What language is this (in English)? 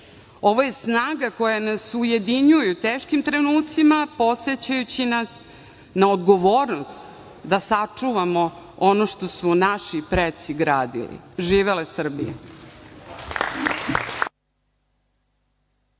Serbian